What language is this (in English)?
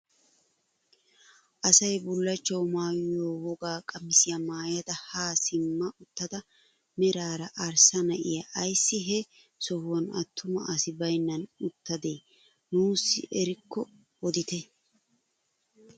Wolaytta